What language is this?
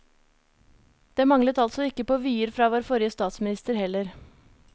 Norwegian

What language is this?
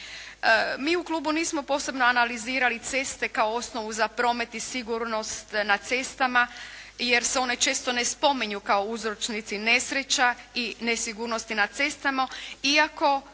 Croatian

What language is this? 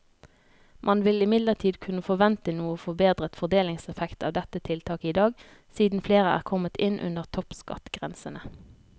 Norwegian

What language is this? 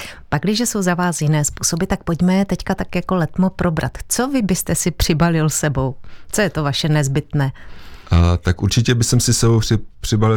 Czech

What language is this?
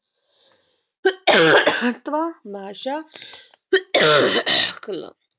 Marathi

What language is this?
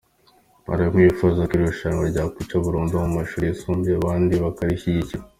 Kinyarwanda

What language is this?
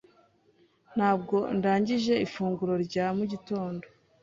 Kinyarwanda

